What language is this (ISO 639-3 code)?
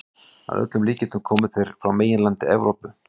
isl